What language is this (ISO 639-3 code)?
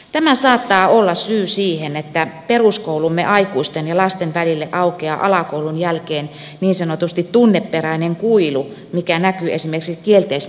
fin